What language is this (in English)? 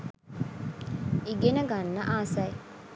Sinhala